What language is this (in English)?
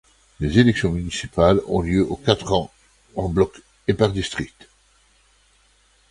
French